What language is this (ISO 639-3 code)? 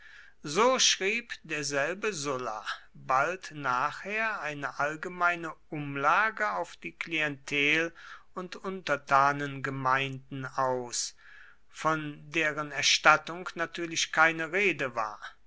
deu